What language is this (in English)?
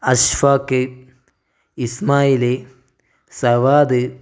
Malayalam